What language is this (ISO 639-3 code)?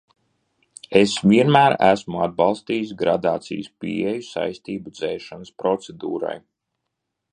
lav